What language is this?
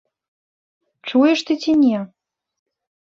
Belarusian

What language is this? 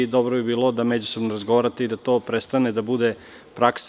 Serbian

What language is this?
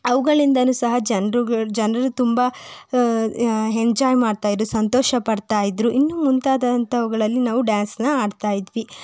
Kannada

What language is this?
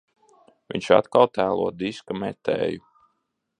Latvian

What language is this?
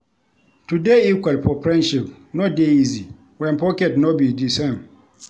Nigerian Pidgin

